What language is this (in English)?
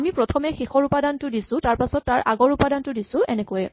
Assamese